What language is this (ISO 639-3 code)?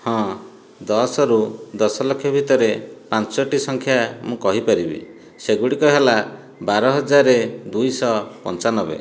ori